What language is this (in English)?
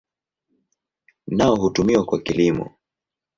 Swahili